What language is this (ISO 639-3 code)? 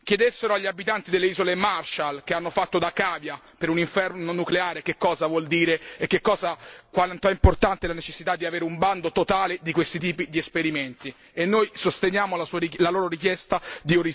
ita